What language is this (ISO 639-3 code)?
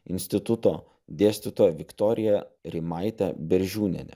lit